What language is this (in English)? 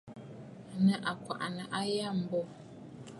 Bafut